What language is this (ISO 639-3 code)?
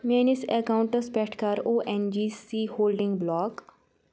kas